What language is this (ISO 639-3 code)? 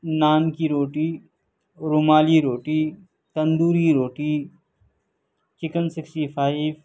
urd